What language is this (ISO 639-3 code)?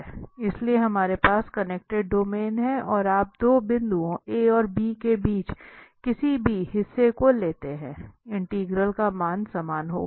hin